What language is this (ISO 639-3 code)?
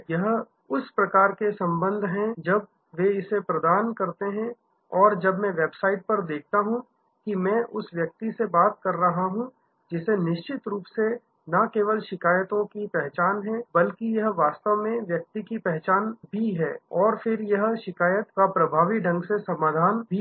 hin